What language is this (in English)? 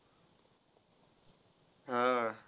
Marathi